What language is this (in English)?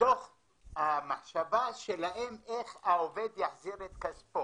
Hebrew